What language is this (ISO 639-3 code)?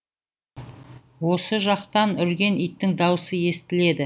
kaz